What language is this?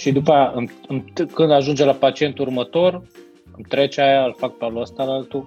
Romanian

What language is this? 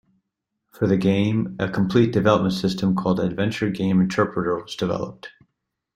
English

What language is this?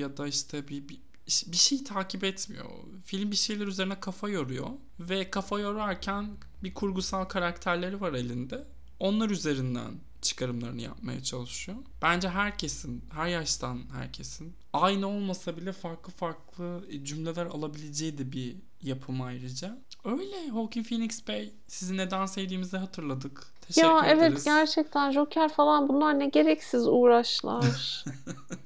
Turkish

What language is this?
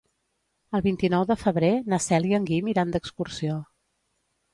Catalan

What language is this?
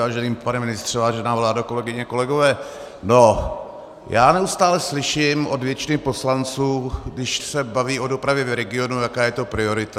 Czech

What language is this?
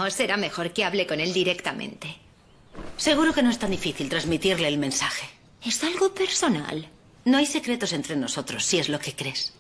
Spanish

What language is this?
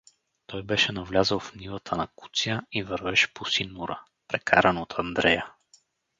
Bulgarian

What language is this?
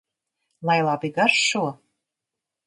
Latvian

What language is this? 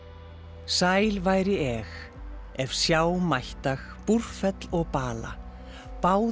Icelandic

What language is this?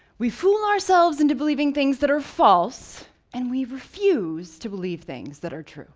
English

